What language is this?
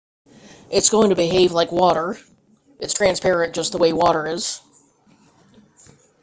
English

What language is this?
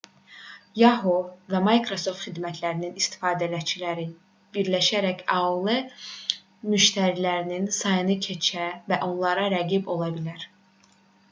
Azerbaijani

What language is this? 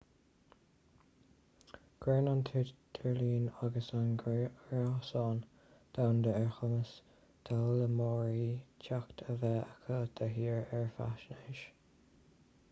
Irish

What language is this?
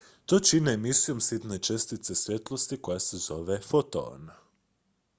Croatian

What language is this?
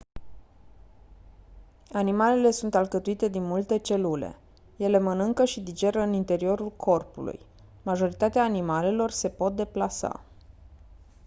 Romanian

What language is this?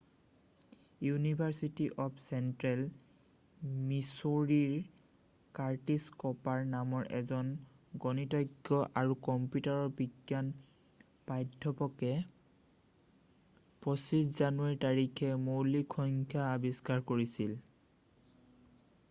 Assamese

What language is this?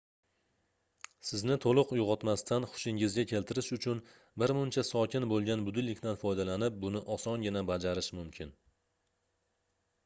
Uzbek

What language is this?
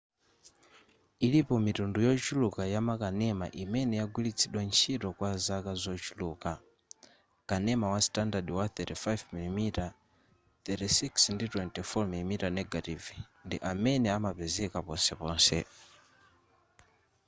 Nyanja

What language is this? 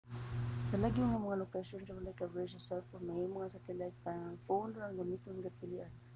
Cebuano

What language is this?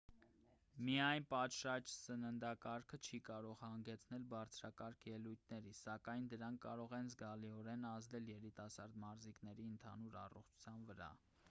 Armenian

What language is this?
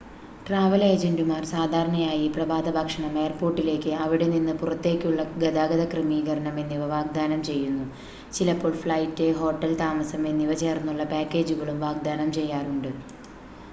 Malayalam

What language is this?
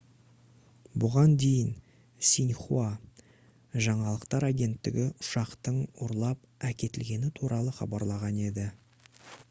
Kazakh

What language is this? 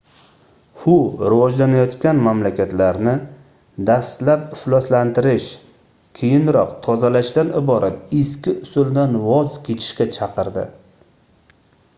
Uzbek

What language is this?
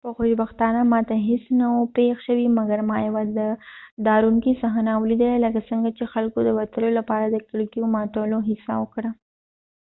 Pashto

